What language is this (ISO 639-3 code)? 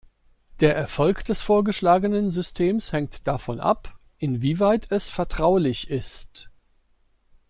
deu